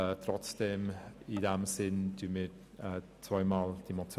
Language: Swiss German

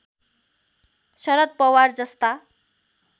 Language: Nepali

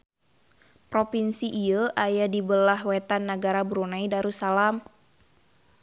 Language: Sundanese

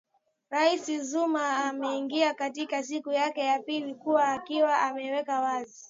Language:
Swahili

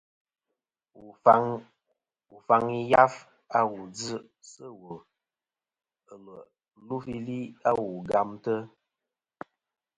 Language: Kom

